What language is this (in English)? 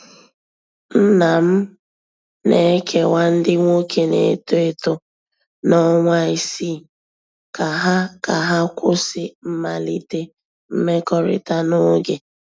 Igbo